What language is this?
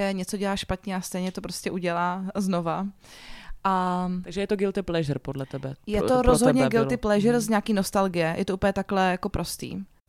Czech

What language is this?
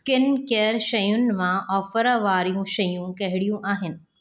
Sindhi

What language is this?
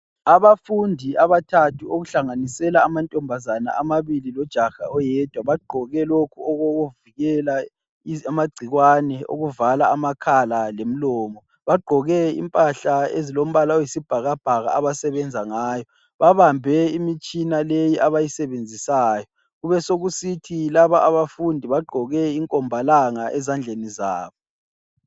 North Ndebele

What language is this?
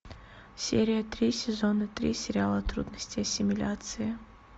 Russian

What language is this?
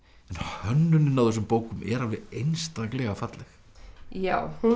Icelandic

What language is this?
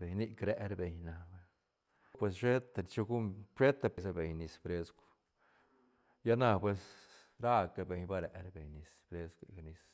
Santa Catarina Albarradas Zapotec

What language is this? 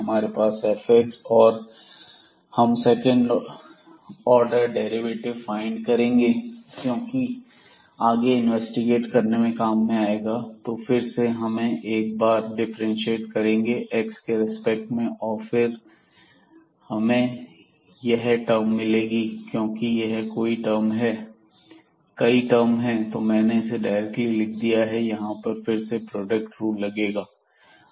Hindi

